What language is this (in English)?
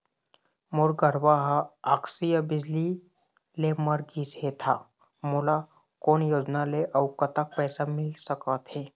Chhattisgarhi